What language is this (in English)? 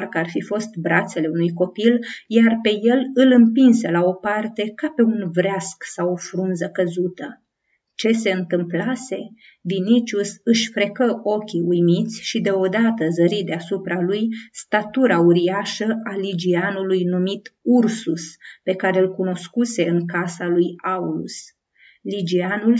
Romanian